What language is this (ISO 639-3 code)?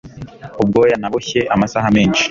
kin